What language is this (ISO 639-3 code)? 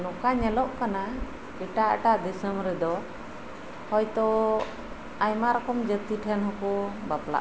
sat